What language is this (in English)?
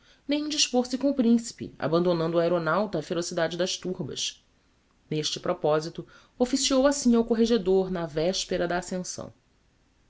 Portuguese